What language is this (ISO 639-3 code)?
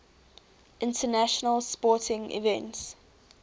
eng